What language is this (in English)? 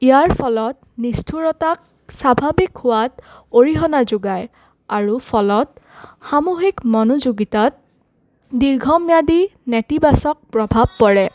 Assamese